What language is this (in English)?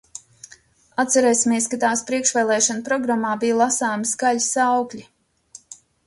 Latvian